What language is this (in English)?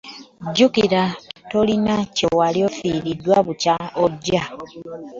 Ganda